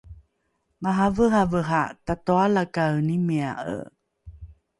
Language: Rukai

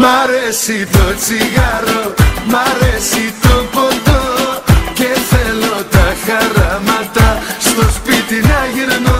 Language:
Greek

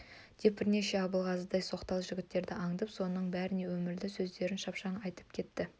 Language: Kazakh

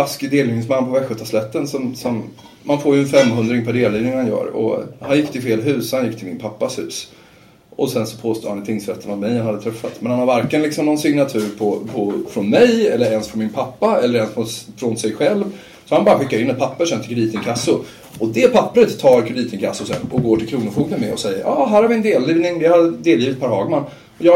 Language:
Swedish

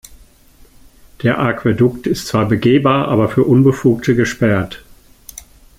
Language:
German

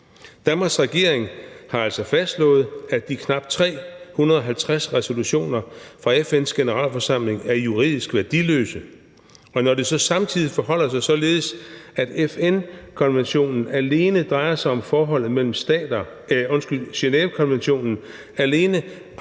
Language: Danish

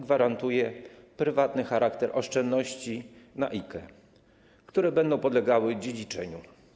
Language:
Polish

